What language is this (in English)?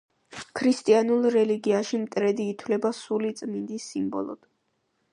Georgian